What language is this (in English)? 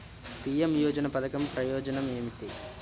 Telugu